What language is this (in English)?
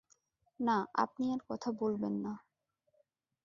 Bangla